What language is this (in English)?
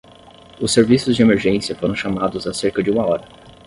Portuguese